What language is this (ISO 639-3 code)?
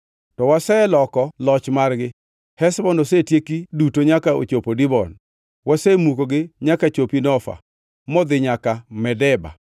luo